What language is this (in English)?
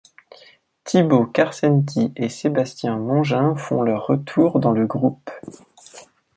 French